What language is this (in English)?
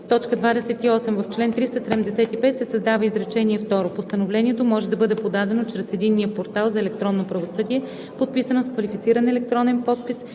Bulgarian